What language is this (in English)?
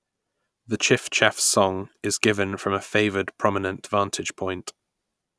English